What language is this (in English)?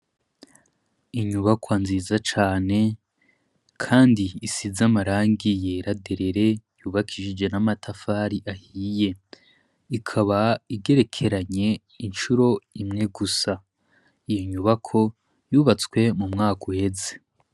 Rundi